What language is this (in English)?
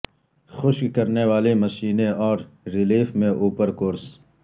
Urdu